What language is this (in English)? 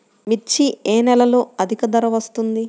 Telugu